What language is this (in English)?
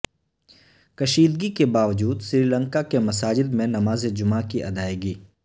Urdu